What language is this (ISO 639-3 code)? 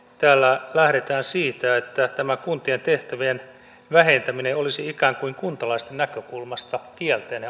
fin